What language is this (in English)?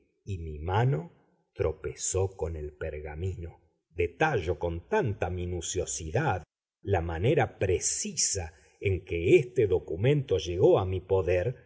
Spanish